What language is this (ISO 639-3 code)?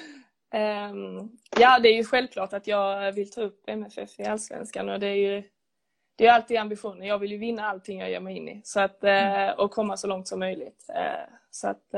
swe